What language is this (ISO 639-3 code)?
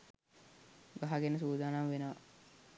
sin